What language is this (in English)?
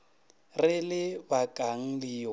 Northern Sotho